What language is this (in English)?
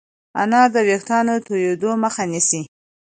Pashto